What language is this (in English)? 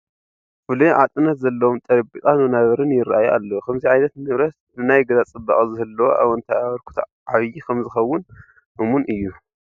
Tigrinya